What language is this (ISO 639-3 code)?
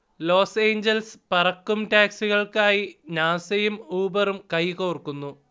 mal